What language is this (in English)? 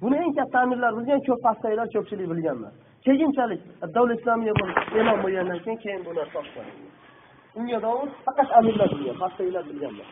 Turkish